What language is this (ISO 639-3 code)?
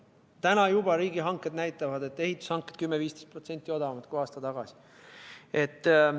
est